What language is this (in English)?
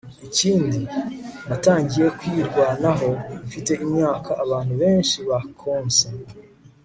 Kinyarwanda